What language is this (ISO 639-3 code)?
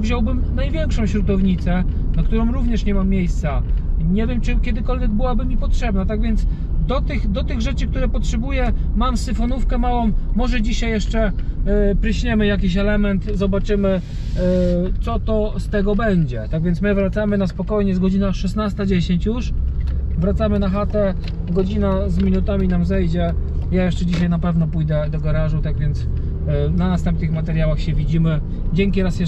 pol